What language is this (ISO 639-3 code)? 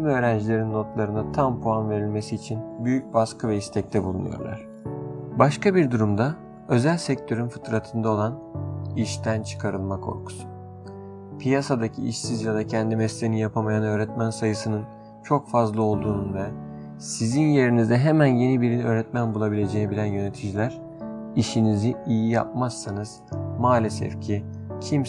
tur